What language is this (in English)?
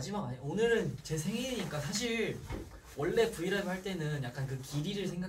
Korean